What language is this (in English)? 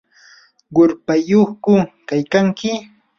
Yanahuanca Pasco Quechua